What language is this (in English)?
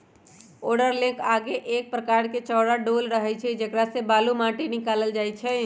Magahi